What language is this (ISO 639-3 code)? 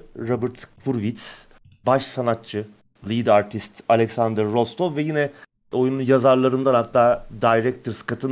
tur